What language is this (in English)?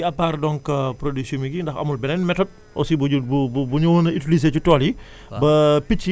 Wolof